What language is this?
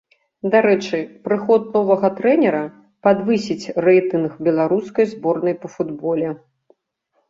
Belarusian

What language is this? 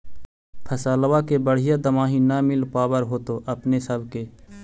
Magahi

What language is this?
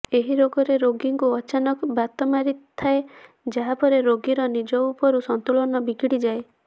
Odia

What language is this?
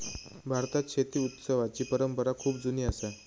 Marathi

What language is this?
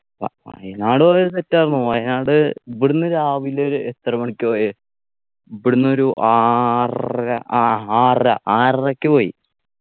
Malayalam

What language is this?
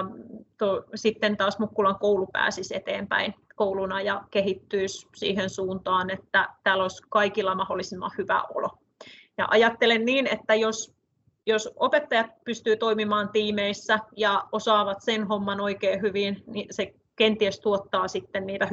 Finnish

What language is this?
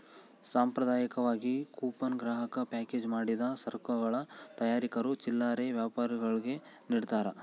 Kannada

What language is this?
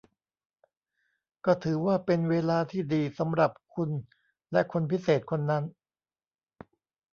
Thai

